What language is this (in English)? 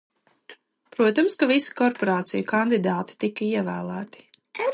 Latvian